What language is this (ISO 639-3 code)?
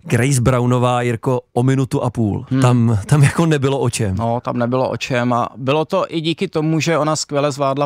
ces